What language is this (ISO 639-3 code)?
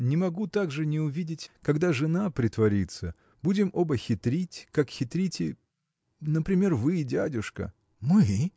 rus